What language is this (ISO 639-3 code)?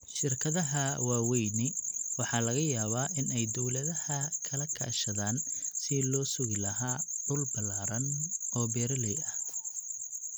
som